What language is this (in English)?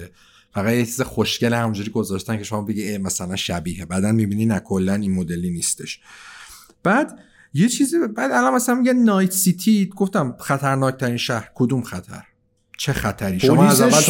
Persian